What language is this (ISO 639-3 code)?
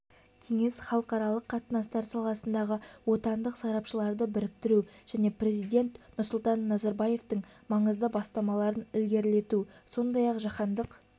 kaz